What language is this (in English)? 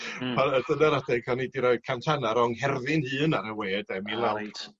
Welsh